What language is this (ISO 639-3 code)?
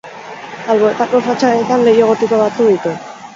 eus